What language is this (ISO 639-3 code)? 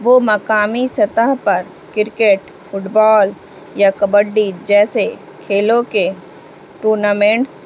urd